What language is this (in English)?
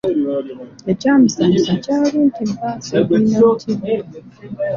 Ganda